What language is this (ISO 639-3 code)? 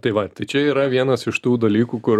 lit